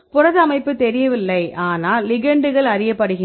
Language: Tamil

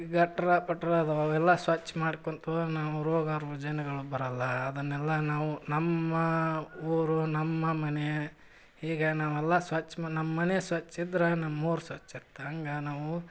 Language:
Kannada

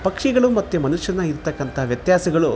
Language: Kannada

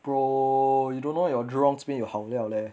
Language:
English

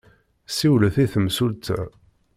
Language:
Kabyle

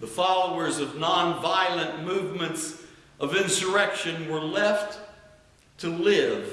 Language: English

